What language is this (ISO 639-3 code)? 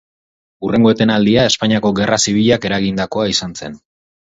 eus